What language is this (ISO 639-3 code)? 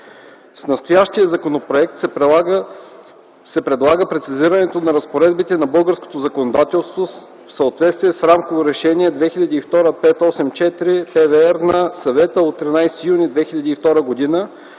bul